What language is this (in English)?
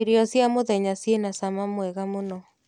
Kikuyu